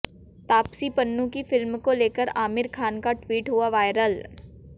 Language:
Hindi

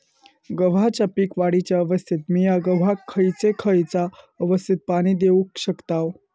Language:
Marathi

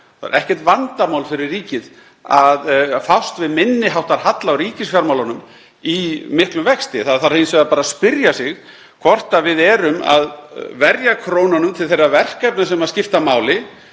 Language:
Icelandic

